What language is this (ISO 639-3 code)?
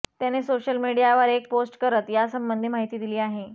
mar